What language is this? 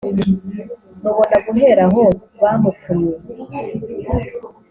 Kinyarwanda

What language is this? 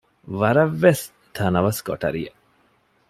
Divehi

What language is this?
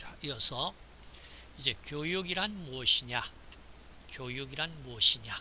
Korean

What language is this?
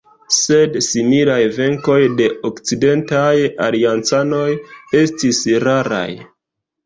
Esperanto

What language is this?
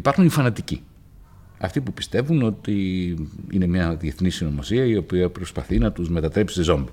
Greek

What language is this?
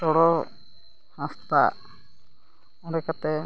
Santali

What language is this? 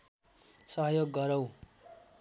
Nepali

